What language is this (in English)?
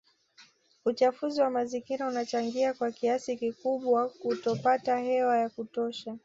Swahili